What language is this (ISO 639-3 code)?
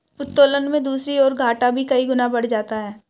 hin